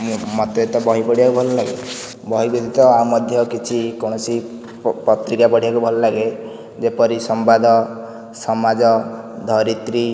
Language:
Odia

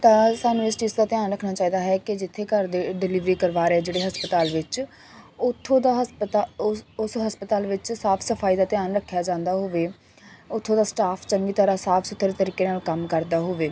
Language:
Punjabi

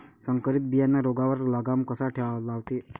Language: Marathi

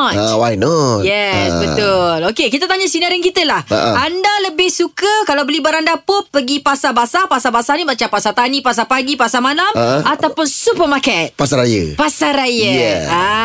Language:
Malay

